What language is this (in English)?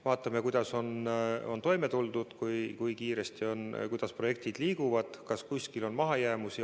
Estonian